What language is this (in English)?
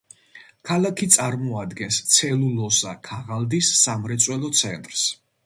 Georgian